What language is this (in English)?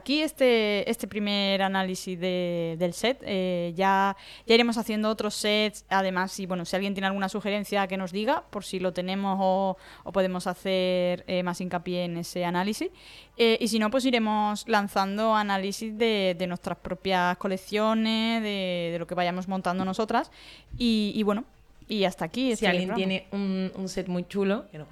Spanish